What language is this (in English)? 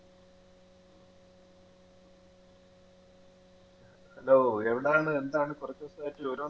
Malayalam